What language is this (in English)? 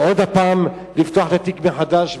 Hebrew